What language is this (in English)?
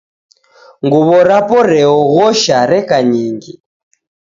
Taita